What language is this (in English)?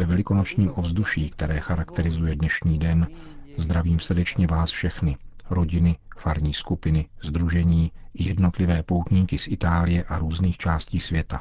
Czech